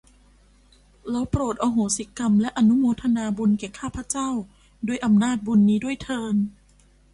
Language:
Thai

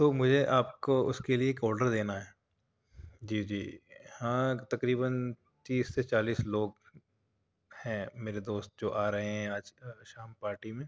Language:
Urdu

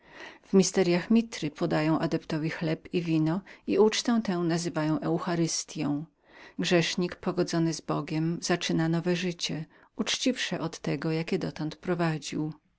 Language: Polish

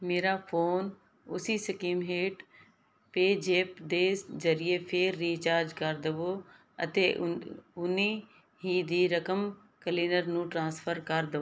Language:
Punjabi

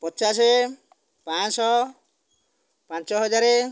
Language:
Odia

